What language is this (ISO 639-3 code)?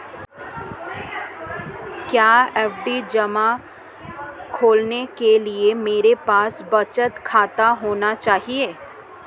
hin